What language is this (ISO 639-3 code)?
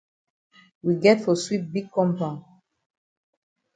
wes